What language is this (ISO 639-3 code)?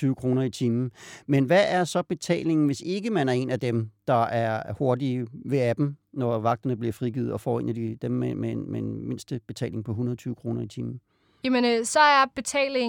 dan